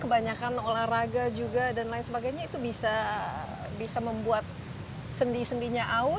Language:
Indonesian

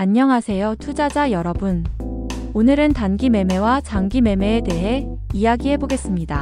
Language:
Korean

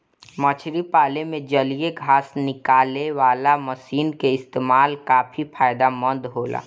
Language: Bhojpuri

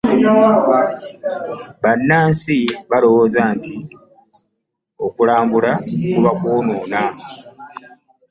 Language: Ganda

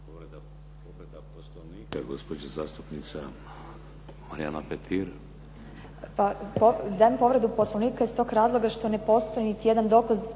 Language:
Croatian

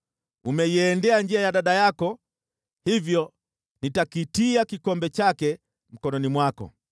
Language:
Swahili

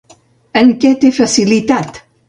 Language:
Catalan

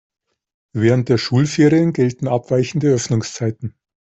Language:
German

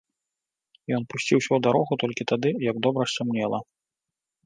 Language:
Belarusian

